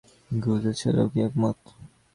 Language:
Bangla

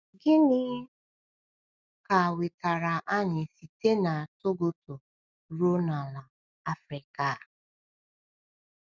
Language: Igbo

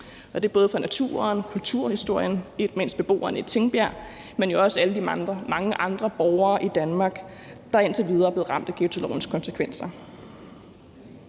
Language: Danish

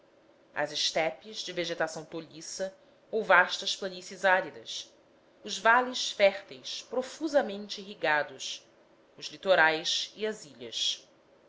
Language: Portuguese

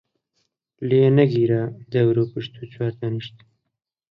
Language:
Central Kurdish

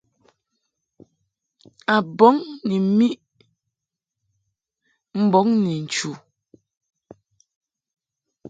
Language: Mungaka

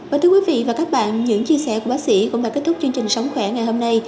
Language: Vietnamese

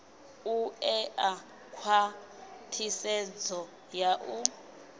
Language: Venda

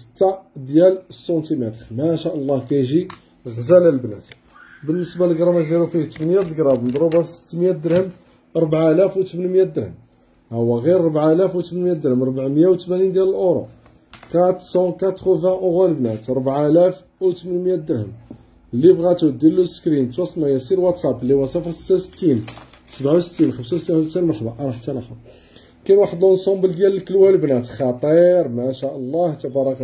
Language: Arabic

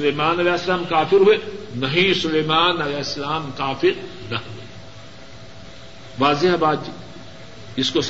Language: Urdu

